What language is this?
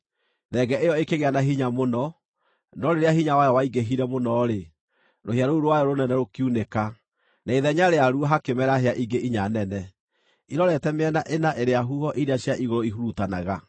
Kikuyu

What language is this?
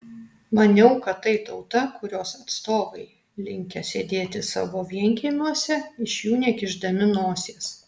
Lithuanian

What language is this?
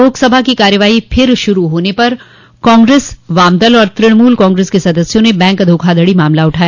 Hindi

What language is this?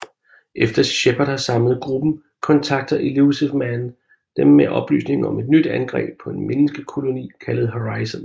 Danish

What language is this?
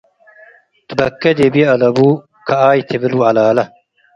Tigre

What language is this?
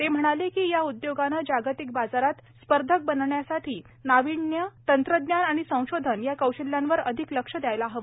Marathi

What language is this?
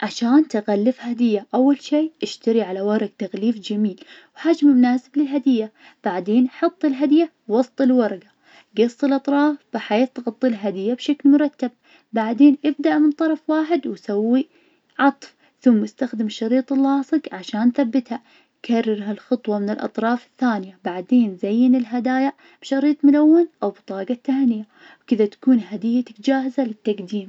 Najdi Arabic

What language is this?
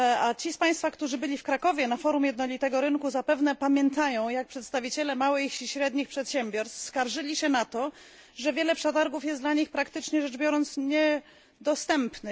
Polish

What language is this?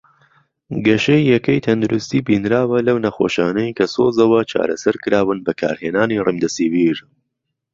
Central Kurdish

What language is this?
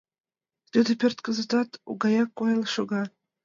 Mari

